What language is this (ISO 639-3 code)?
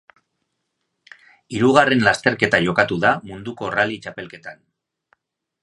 eus